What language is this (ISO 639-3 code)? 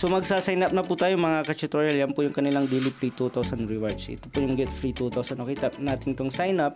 fil